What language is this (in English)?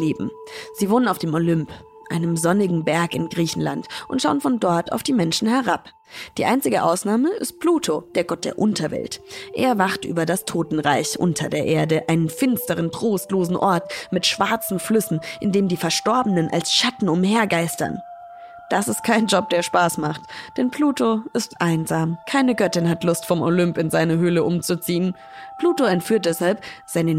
German